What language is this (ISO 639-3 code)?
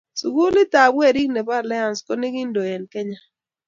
kln